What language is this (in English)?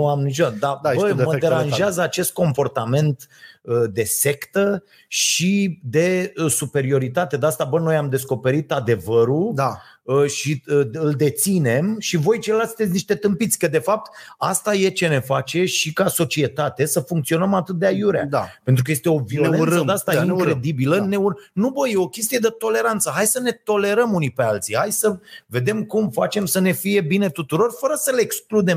Romanian